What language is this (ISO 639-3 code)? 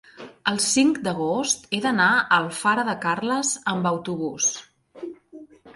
cat